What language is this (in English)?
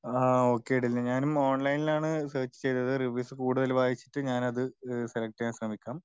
Malayalam